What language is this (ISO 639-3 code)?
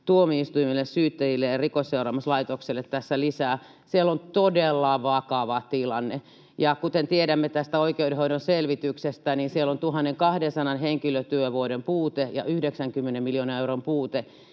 fin